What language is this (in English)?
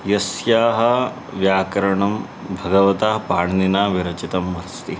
Sanskrit